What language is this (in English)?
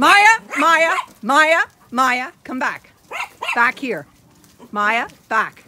English